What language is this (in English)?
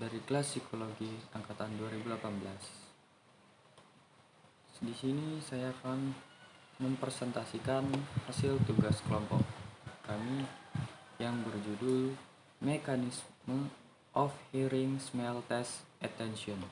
Indonesian